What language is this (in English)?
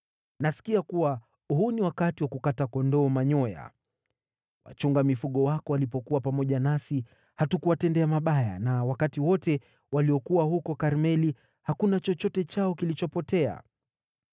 Swahili